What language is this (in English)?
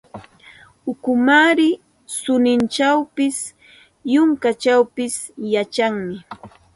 Santa Ana de Tusi Pasco Quechua